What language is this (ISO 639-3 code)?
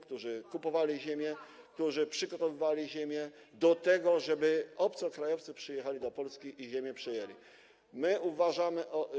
pol